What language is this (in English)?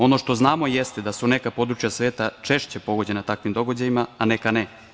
Serbian